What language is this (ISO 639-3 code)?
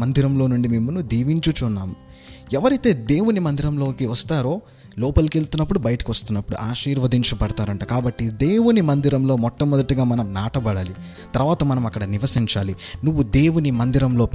tel